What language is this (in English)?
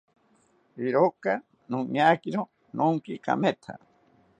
South Ucayali Ashéninka